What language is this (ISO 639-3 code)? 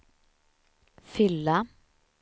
swe